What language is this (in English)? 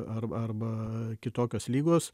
Lithuanian